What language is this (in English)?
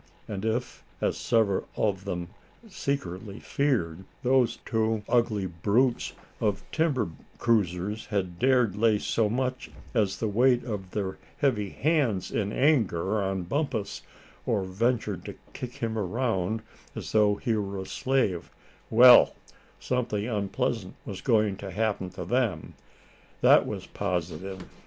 English